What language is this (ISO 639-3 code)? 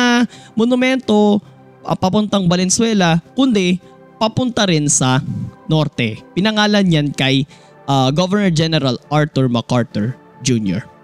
fil